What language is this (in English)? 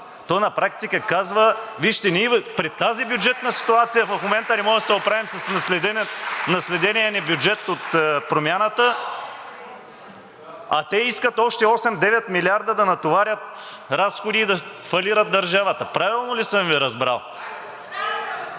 Bulgarian